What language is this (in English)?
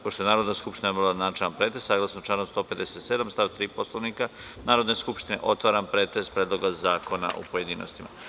Serbian